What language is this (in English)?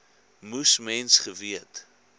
Afrikaans